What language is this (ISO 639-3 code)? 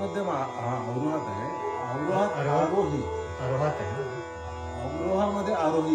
ara